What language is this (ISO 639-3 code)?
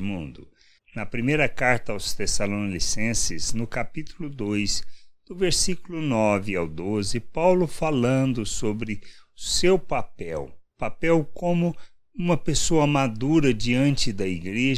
por